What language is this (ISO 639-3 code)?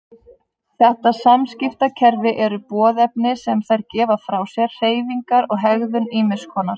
isl